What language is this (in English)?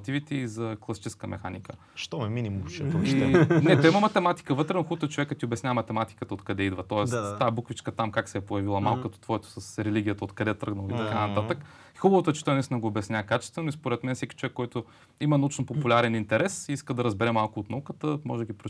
Bulgarian